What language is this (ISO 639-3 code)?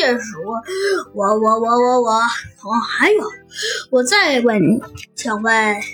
zho